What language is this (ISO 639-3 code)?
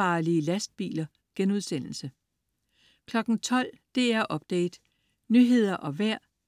dan